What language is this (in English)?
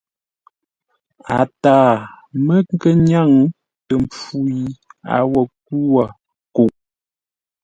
Ngombale